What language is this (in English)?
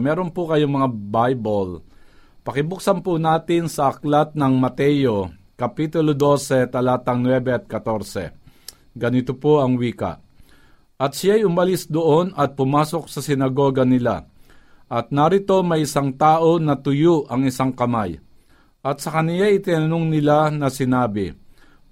Filipino